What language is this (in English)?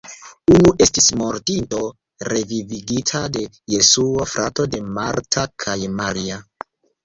Esperanto